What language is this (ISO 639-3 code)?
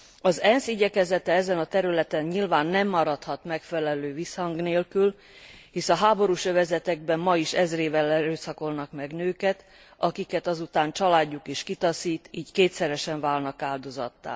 hun